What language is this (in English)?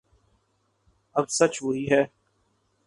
Urdu